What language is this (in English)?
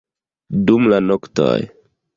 Esperanto